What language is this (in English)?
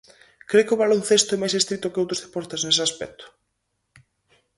Galician